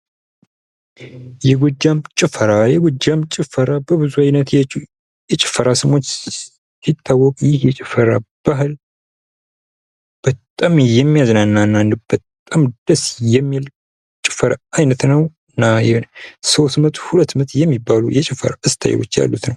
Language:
Amharic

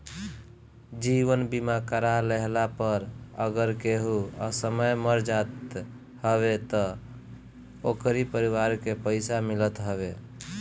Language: Bhojpuri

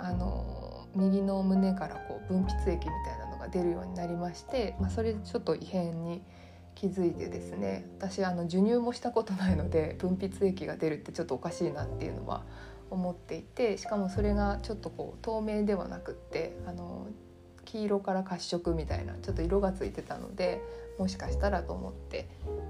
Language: Japanese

